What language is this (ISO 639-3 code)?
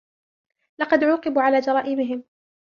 ara